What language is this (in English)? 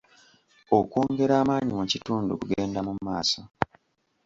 Ganda